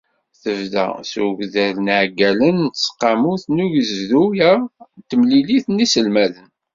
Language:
Kabyle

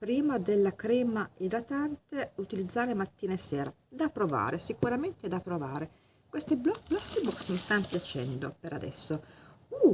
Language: Italian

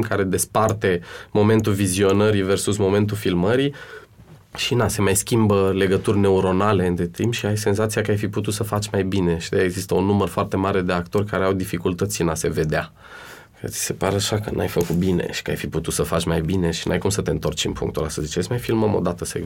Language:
Romanian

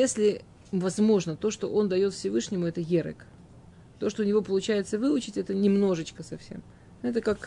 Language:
Russian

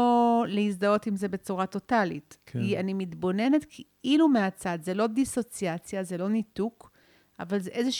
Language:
Hebrew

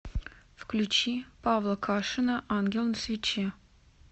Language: Russian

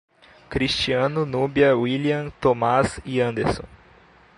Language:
Portuguese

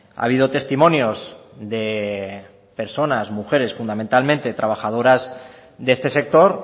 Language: Spanish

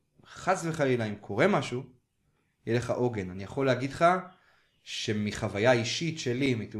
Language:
Hebrew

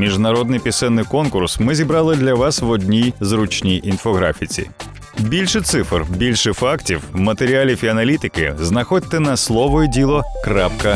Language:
Ukrainian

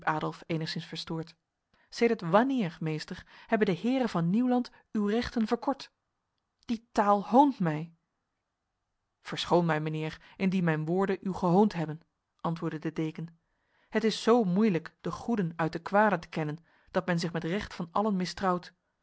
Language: Dutch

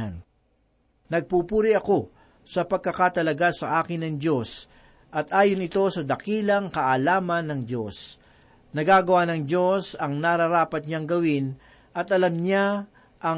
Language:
Filipino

